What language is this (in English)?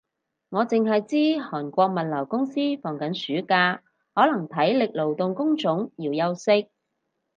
Cantonese